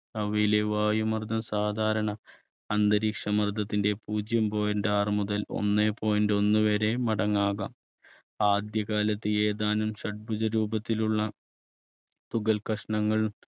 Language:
Malayalam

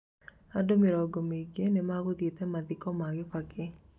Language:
Kikuyu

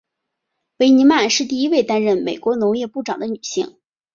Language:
Chinese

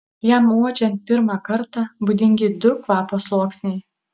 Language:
Lithuanian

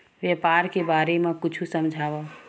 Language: Chhattisgarhi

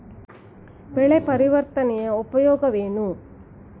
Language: Kannada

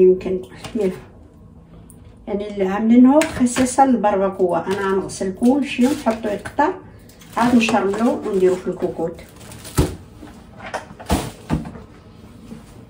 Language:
Arabic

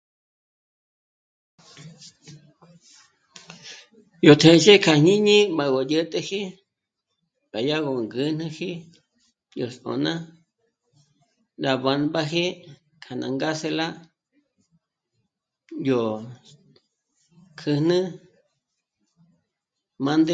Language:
Michoacán Mazahua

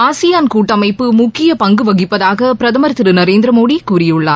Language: Tamil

